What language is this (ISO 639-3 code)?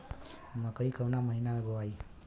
bho